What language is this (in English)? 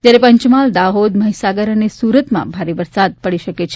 Gujarati